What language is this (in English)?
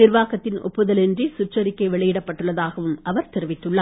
Tamil